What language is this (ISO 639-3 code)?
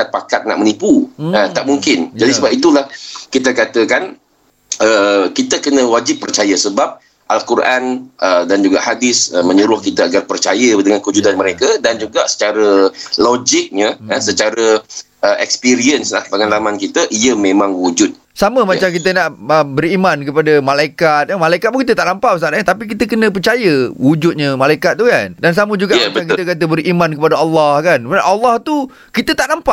msa